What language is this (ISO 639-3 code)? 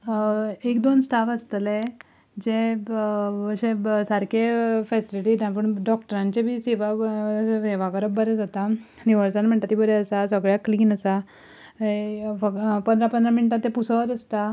kok